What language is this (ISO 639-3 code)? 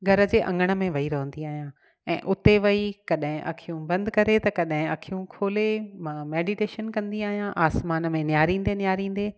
snd